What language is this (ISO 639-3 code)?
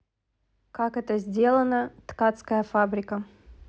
rus